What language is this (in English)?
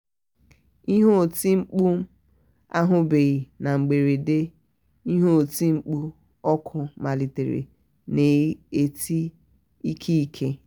Igbo